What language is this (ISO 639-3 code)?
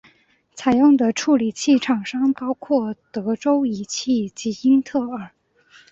zho